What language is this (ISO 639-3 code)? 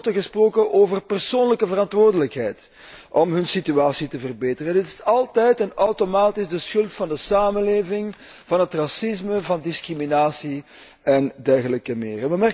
nld